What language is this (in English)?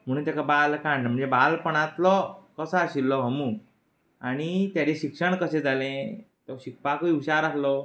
Konkani